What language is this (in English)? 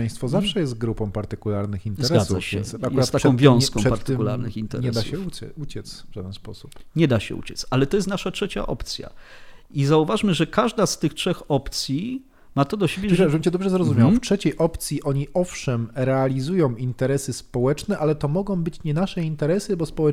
Polish